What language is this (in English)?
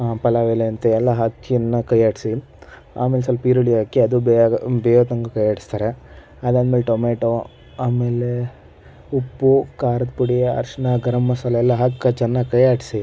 Kannada